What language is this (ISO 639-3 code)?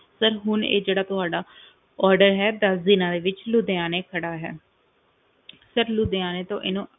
pan